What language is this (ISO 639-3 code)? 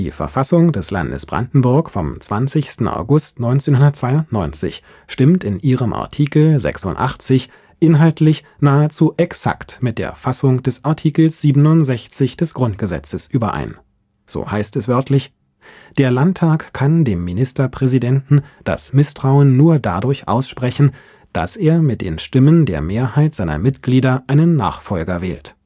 deu